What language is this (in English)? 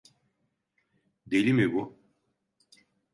Turkish